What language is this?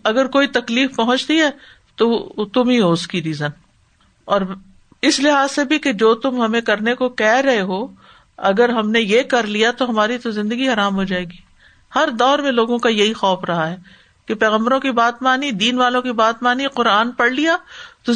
Urdu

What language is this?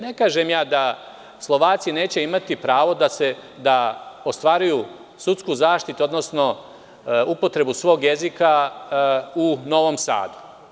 Serbian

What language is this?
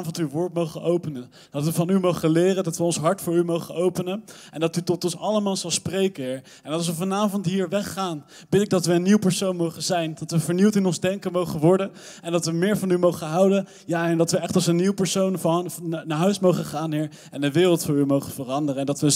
Dutch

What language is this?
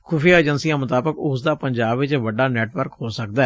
Punjabi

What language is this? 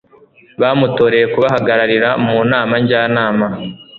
Kinyarwanda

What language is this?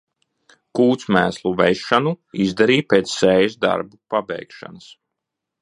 Latvian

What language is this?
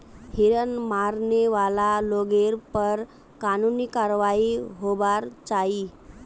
Magahi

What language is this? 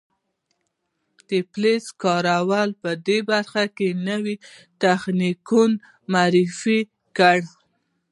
Pashto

